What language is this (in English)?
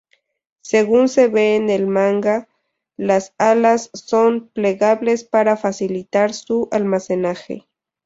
Spanish